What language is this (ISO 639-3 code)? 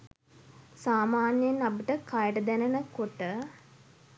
sin